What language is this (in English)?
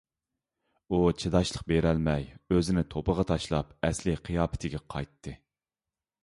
Uyghur